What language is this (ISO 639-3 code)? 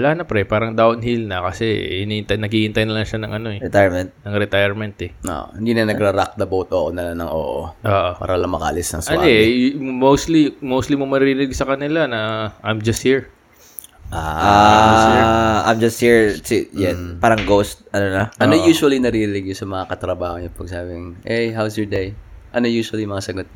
fil